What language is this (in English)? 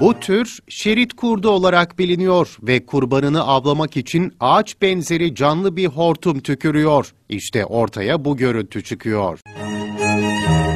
Turkish